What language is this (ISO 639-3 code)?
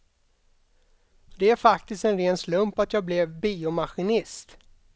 swe